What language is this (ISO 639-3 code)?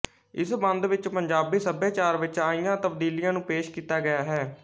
pan